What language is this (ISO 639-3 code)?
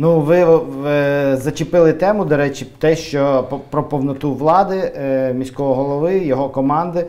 ukr